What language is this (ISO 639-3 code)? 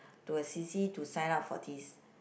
eng